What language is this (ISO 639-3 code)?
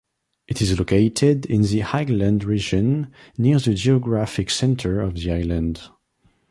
eng